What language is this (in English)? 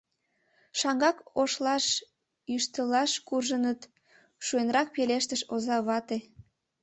Mari